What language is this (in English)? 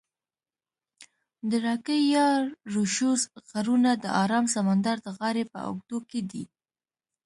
Pashto